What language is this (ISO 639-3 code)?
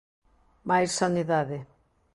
glg